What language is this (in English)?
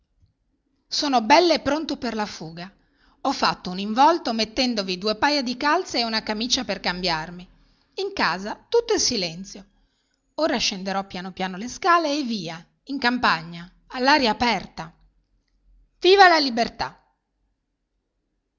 Italian